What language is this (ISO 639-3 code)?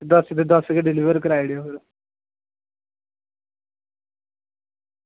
doi